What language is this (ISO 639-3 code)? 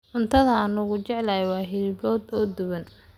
som